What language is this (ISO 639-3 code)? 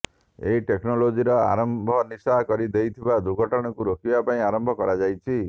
ori